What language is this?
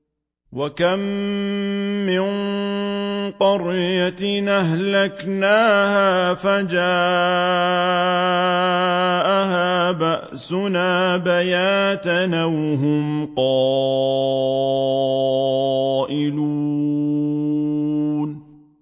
Arabic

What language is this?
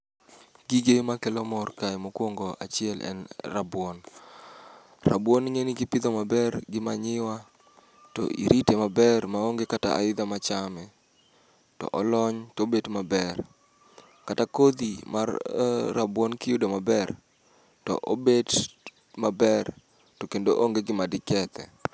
Luo (Kenya and Tanzania)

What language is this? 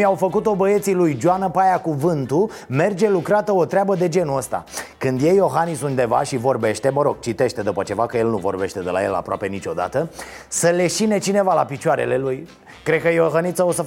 Romanian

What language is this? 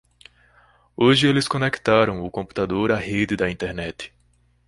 Portuguese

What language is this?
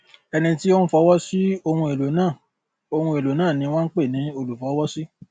Yoruba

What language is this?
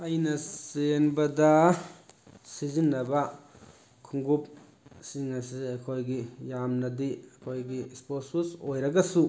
Manipuri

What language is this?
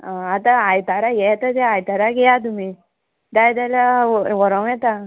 Konkani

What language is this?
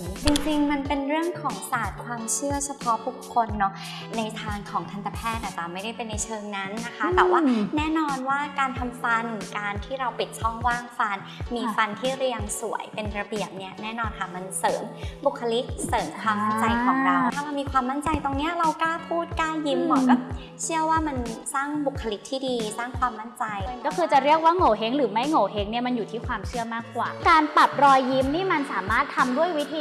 Thai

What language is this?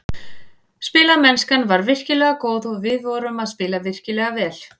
Icelandic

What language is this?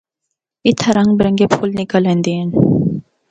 Northern Hindko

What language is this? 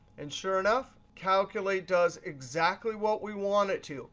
English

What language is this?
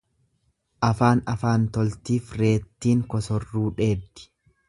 Oromo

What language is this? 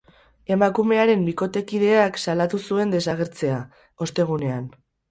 Basque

